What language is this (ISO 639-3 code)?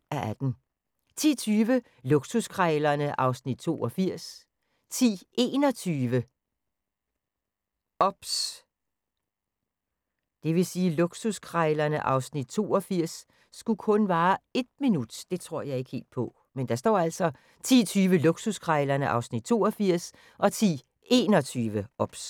dan